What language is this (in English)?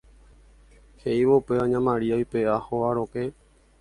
Guarani